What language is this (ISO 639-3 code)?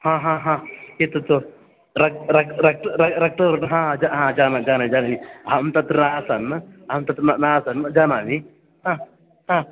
san